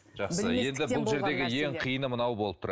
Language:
Kazakh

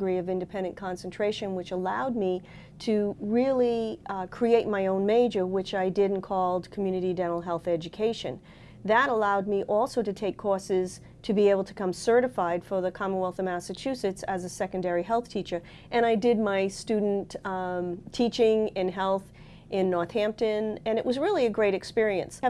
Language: English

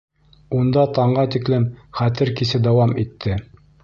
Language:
Bashkir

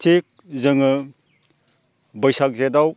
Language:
Bodo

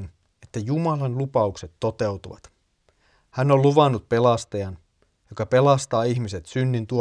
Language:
Finnish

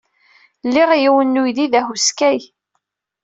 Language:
Kabyle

